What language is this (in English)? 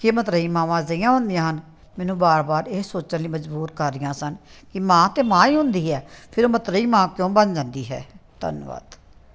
Punjabi